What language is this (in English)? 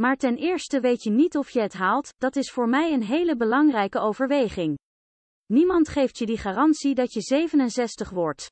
Dutch